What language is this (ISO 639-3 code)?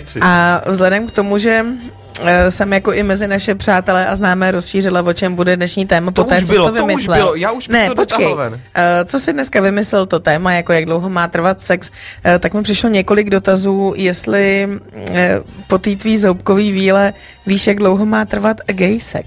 ces